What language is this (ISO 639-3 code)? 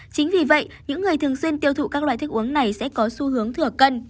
vie